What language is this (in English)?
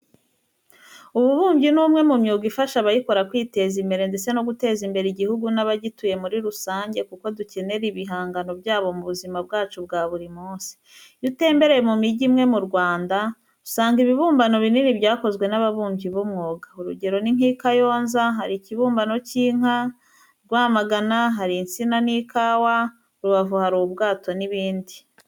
Kinyarwanda